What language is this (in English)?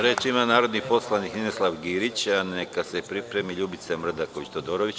Serbian